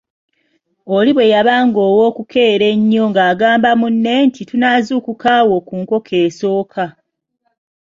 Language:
Ganda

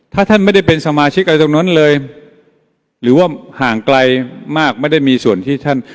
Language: Thai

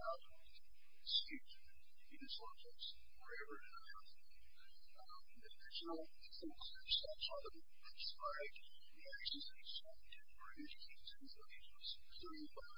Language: English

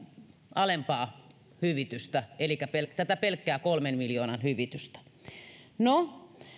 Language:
Finnish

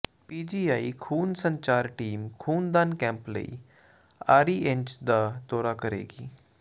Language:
Punjabi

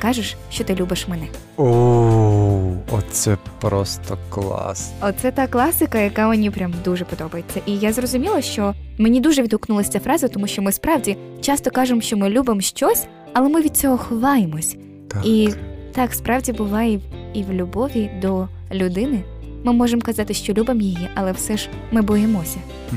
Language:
Ukrainian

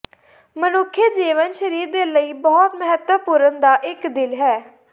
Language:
Punjabi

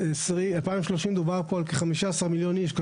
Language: Hebrew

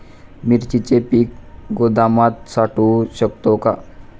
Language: Marathi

